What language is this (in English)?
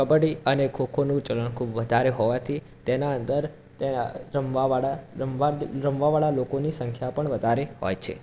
Gujarati